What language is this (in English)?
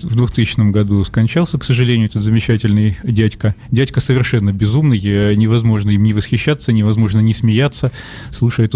Russian